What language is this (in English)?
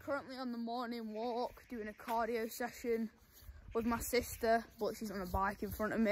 English